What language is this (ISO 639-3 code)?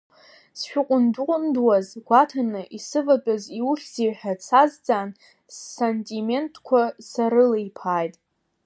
abk